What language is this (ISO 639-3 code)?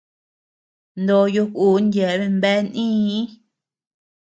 cux